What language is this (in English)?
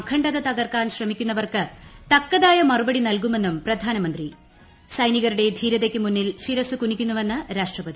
Malayalam